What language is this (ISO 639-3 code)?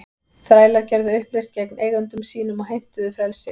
isl